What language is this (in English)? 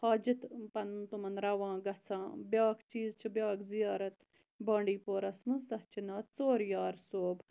Kashmiri